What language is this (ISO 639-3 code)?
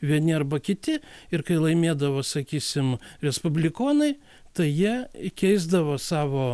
lit